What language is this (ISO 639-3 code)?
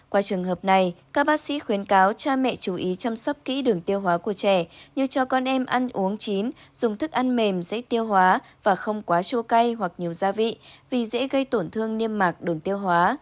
vie